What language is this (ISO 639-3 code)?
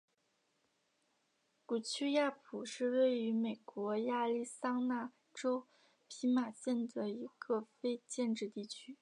zho